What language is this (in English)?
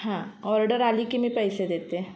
Marathi